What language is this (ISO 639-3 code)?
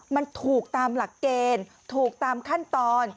tha